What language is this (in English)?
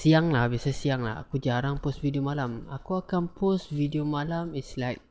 Malay